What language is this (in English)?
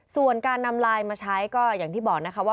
Thai